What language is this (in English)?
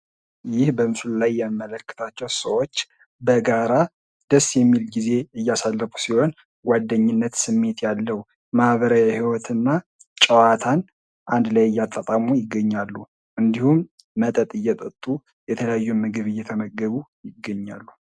Amharic